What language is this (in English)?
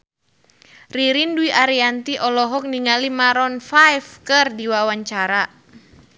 Sundanese